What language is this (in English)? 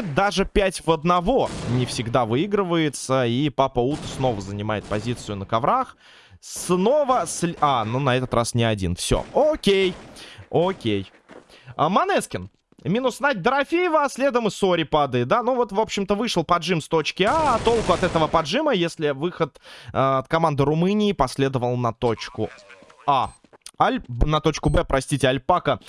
Russian